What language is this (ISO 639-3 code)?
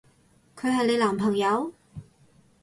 yue